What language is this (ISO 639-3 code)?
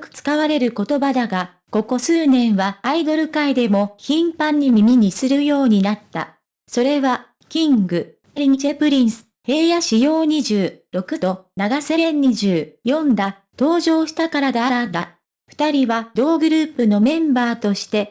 jpn